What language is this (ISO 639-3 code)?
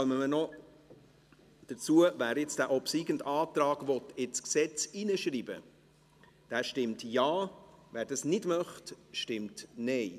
gsw